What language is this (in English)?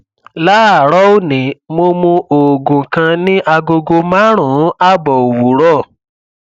Yoruba